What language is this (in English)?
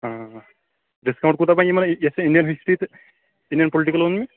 Kashmiri